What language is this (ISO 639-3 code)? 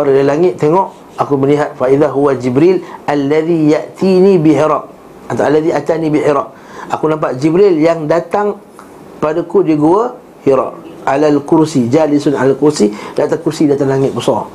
msa